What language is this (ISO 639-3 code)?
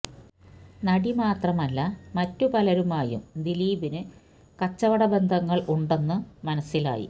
mal